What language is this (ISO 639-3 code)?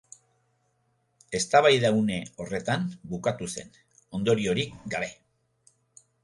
eus